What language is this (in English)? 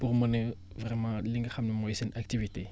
Wolof